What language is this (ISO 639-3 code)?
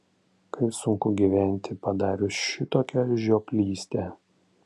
lit